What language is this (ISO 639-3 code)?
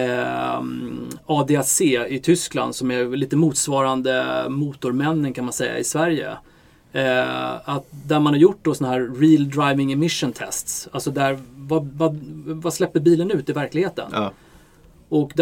swe